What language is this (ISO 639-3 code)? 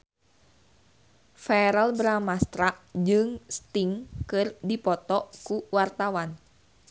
sun